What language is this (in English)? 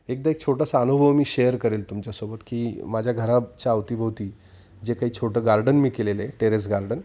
Marathi